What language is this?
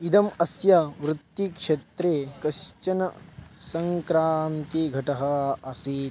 Sanskrit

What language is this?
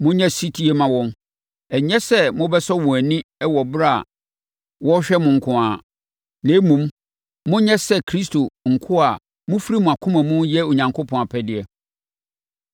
Akan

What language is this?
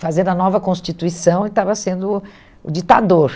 Portuguese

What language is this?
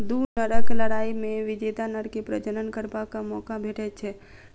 Maithili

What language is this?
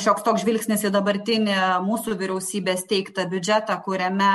Lithuanian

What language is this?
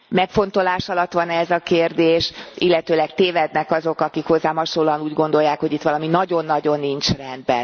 Hungarian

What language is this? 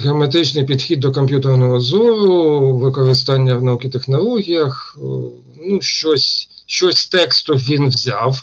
Ukrainian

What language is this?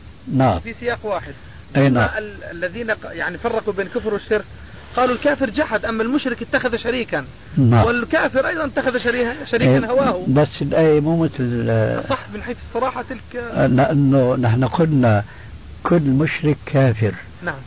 Arabic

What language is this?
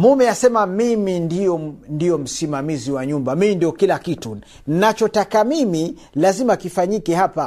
Swahili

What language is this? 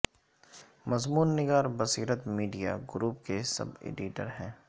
Urdu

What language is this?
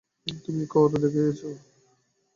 Bangla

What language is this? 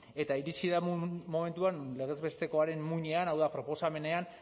Basque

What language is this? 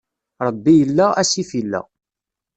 Kabyle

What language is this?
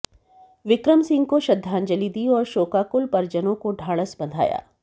Hindi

